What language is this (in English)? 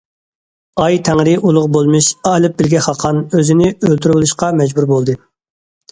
Uyghur